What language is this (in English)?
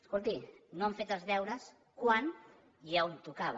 Catalan